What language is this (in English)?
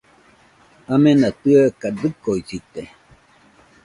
Nüpode Huitoto